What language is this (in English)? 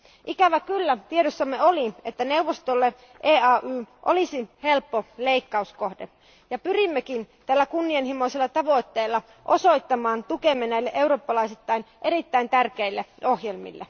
Finnish